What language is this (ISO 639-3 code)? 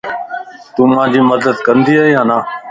lss